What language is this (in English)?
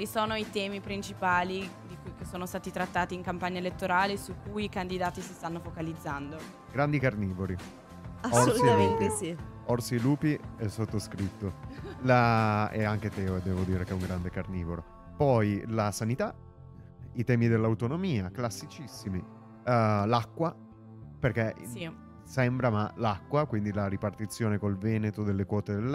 Italian